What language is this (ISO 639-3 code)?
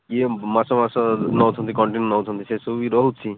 ori